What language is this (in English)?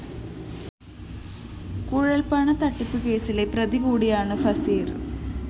Malayalam